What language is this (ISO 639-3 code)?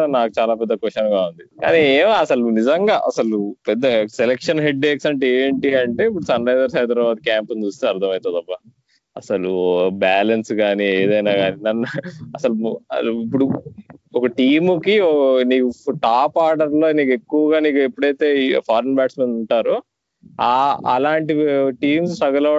tel